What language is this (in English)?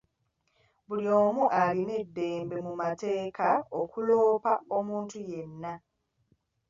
Ganda